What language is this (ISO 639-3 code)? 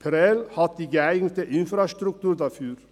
gsw